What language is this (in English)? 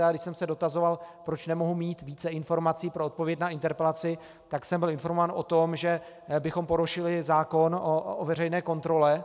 Czech